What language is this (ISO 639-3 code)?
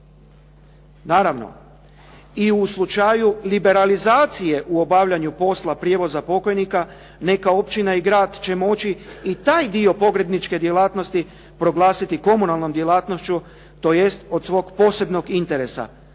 hrv